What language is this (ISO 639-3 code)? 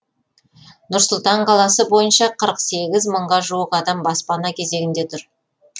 kaz